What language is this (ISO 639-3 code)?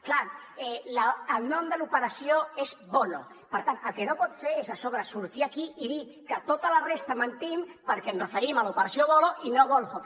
cat